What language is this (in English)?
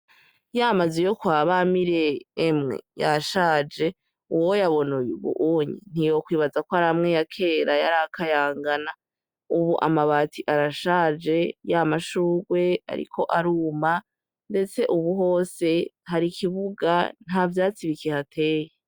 Rundi